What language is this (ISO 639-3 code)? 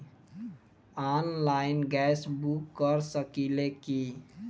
bho